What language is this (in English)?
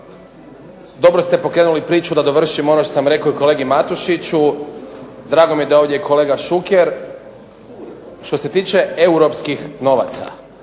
Croatian